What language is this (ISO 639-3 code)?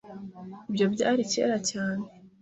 kin